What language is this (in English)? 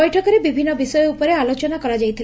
Odia